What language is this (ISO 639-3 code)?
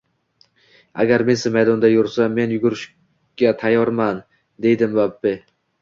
uzb